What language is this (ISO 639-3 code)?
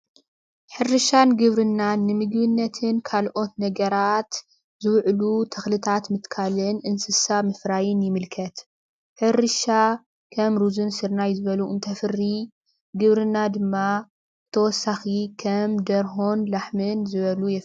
tir